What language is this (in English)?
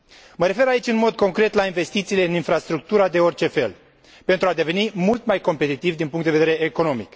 Romanian